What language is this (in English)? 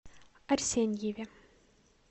Russian